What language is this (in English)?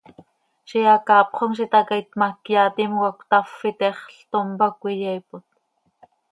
Seri